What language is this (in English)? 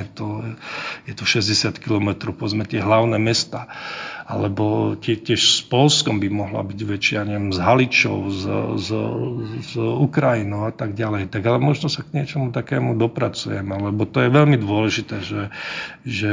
Czech